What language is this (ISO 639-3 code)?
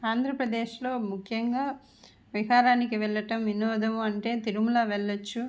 tel